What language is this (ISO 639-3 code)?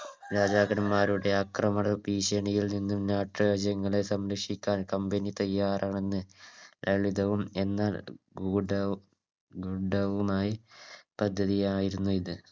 mal